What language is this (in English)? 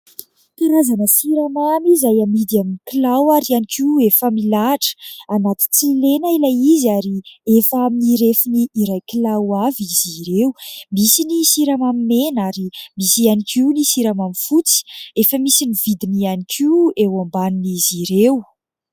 Malagasy